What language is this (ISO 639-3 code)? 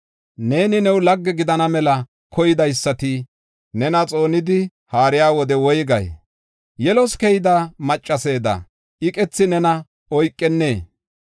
gof